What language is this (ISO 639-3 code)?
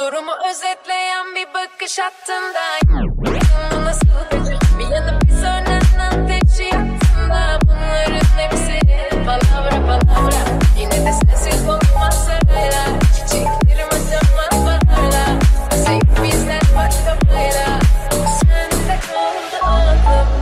tur